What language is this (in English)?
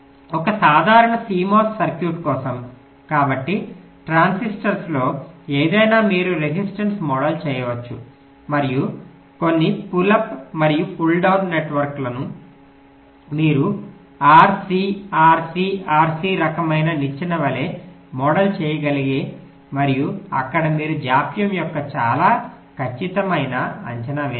Telugu